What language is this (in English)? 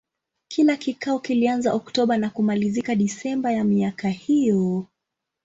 Swahili